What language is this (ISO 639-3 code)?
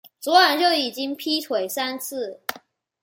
zho